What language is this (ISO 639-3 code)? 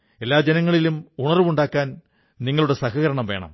mal